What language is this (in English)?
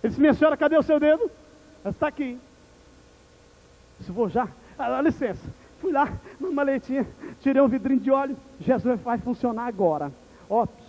Portuguese